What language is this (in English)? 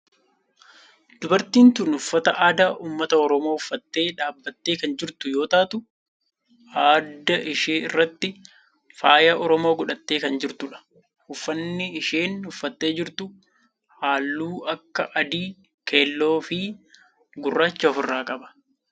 Oromo